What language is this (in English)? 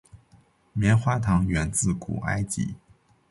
Chinese